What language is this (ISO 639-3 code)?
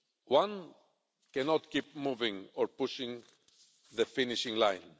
eng